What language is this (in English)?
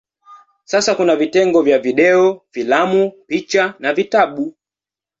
Swahili